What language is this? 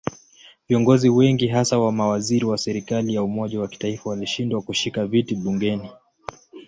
Swahili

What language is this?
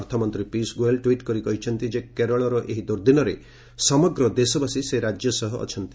Odia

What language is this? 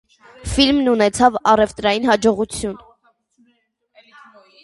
Armenian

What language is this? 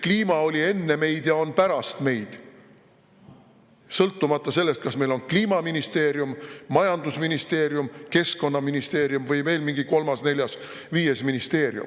Estonian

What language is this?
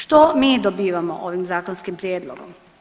Croatian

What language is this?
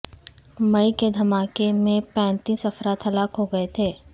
Urdu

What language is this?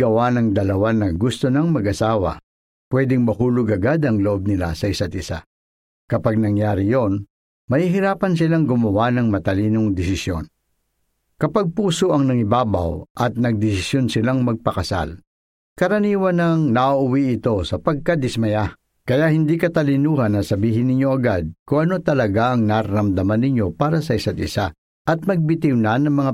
Filipino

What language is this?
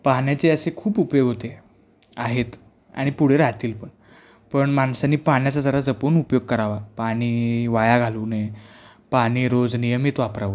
Marathi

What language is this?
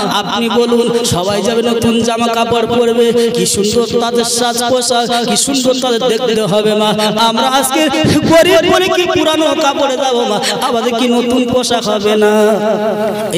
Indonesian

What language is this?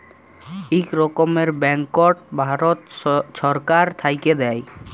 Bangla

